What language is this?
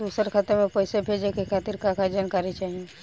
Bhojpuri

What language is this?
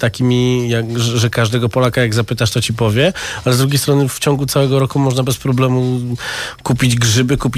Polish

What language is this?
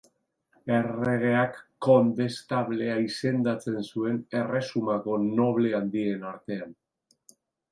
Basque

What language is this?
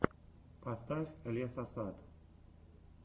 Russian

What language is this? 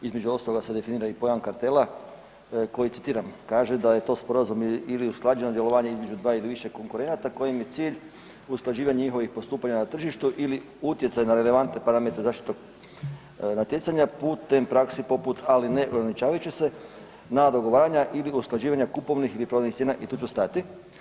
Croatian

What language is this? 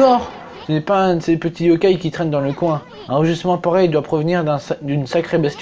French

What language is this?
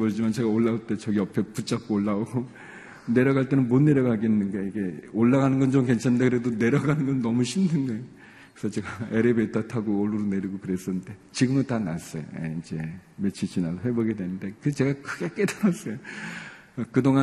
Korean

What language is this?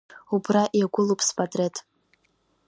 Abkhazian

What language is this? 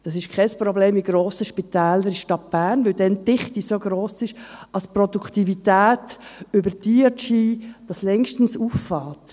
Swiss German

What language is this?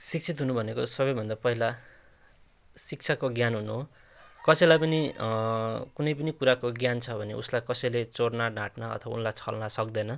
Nepali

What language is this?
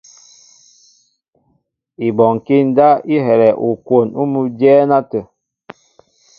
Mbo (Cameroon)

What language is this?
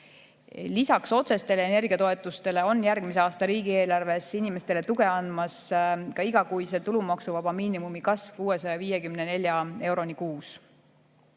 Estonian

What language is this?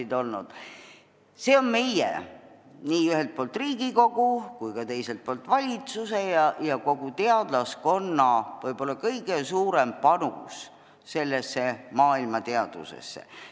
Estonian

